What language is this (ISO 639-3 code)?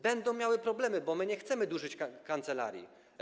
pol